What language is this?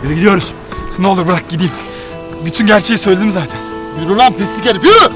Turkish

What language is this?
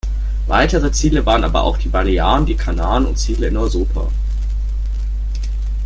German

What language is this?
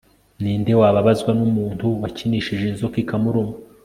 Kinyarwanda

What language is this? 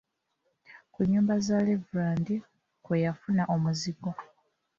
Ganda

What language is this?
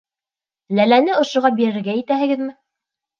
Bashkir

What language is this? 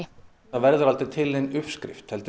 Icelandic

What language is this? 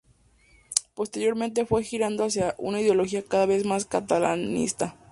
Spanish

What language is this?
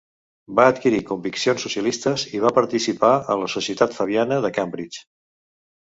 Catalan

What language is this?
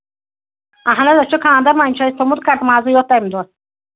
Kashmiri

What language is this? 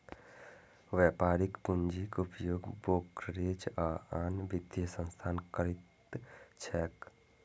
Maithili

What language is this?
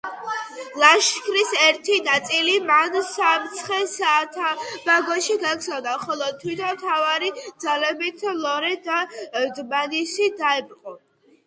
Georgian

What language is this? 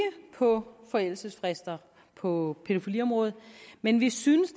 Danish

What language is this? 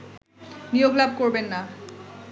Bangla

